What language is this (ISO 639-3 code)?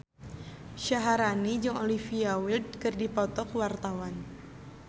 sun